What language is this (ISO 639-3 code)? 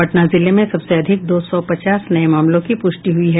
hin